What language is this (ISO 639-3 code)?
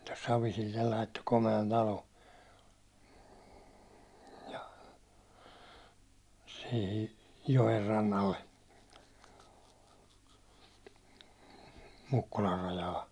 fin